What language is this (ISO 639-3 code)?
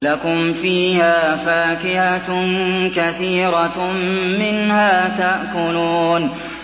ara